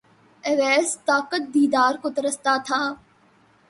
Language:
Urdu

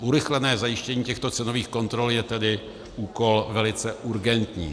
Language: Czech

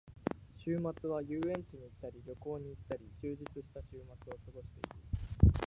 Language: Japanese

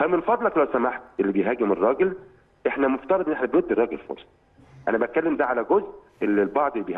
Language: Arabic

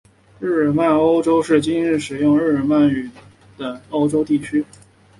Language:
Chinese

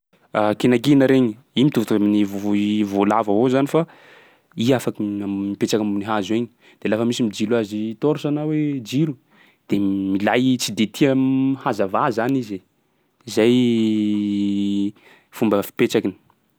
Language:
Sakalava Malagasy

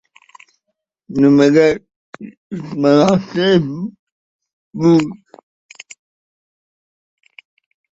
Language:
Uzbek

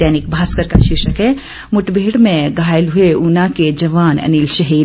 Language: Hindi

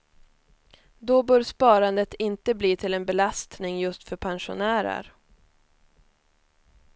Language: Swedish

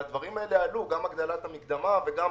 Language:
Hebrew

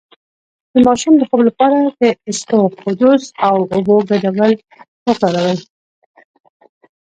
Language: Pashto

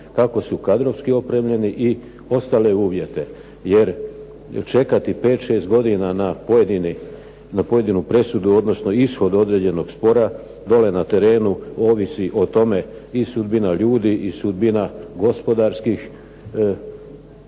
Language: Croatian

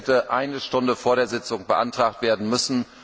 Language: German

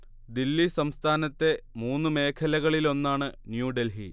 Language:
Malayalam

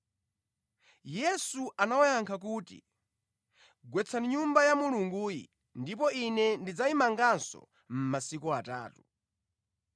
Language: Nyanja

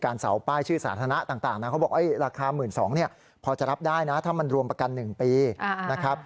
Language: Thai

